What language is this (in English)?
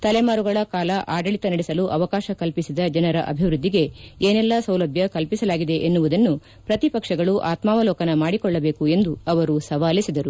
Kannada